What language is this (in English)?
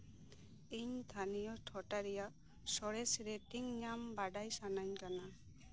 Santali